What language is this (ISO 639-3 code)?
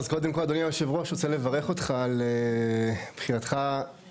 heb